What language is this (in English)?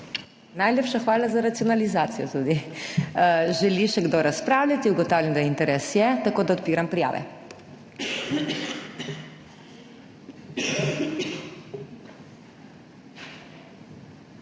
Slovenian